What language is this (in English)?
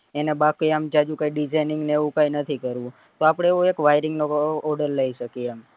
Gujarati